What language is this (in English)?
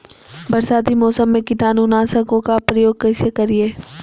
Magahi